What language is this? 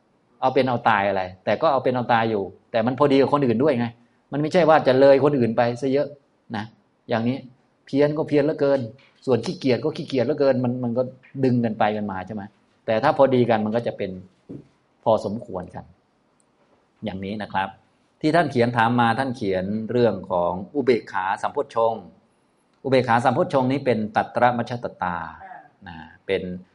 Thai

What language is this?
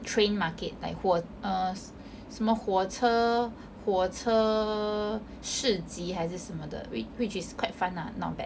English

